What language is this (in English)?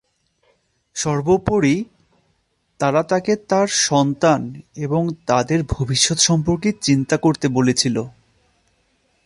Bangla